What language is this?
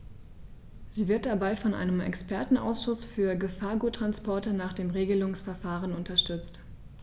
German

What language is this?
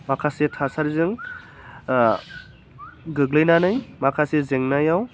Bodo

